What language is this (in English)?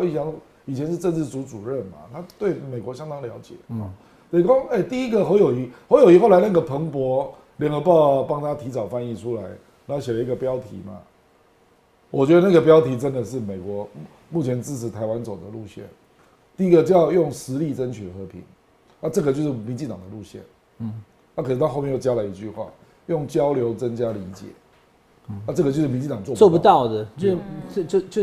Chinese